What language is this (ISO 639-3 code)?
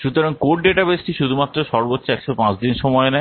ben